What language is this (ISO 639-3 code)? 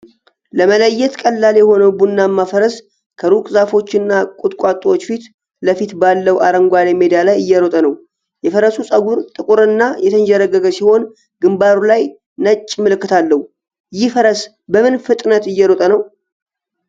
amh